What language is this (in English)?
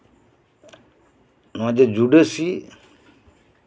Santali